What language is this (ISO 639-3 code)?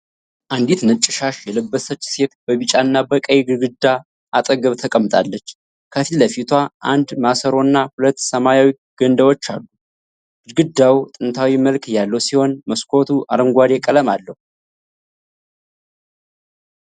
amh